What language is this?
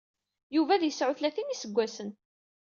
Kabyle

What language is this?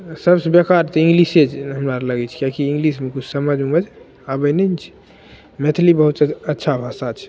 Maithili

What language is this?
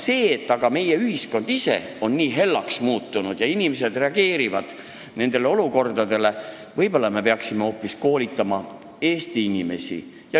Estonian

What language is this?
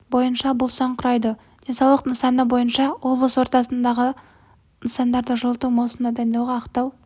Kazakh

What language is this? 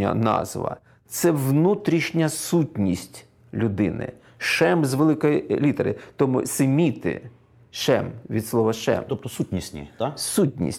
Ukrainian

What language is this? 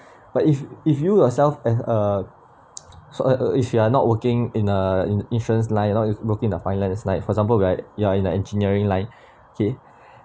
English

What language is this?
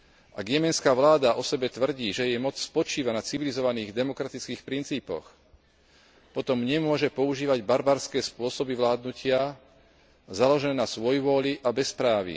Slovak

